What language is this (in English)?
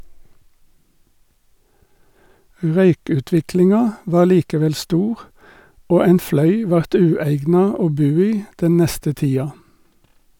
Norwegian